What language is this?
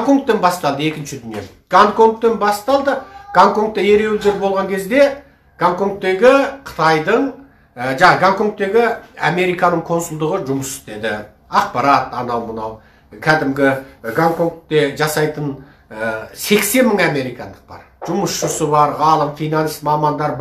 Romanian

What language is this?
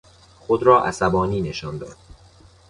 Persian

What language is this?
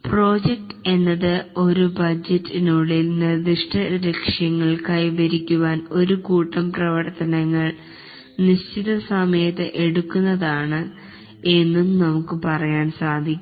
Malayalam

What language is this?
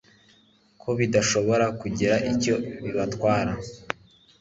Kinyarwanda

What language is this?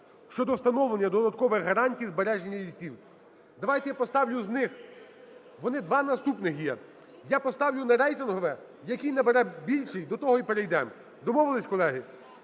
Ukrainian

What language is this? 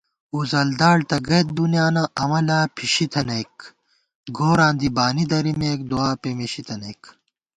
Gawar-Bati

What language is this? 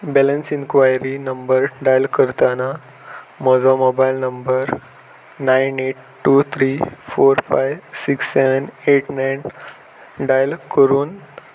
Konkani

